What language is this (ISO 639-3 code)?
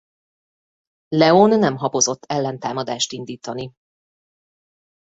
hun